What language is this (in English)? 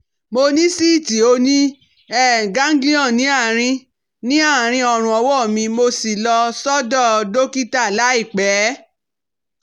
Yoruba